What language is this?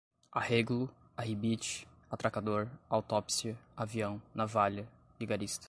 Portuguese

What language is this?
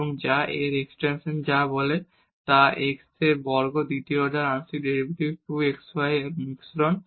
Bangla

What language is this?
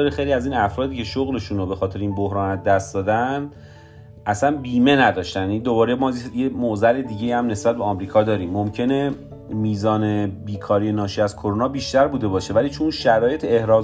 Persian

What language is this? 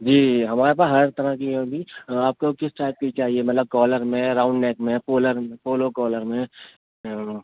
Urdu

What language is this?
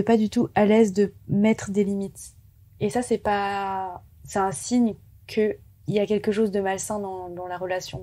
French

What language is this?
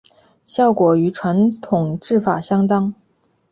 Chinese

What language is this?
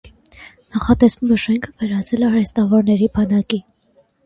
Armenian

